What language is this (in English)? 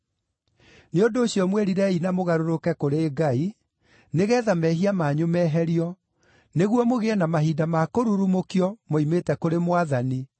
Kikuyu